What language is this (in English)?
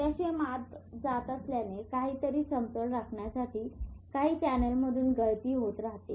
Marathi